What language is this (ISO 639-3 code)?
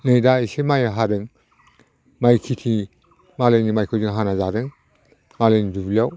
brx